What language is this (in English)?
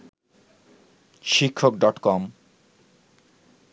Bangla